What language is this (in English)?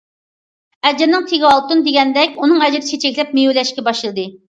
Uyghur